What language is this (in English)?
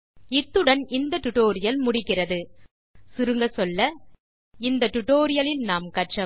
Tamil